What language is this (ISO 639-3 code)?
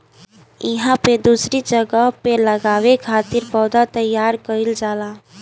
bho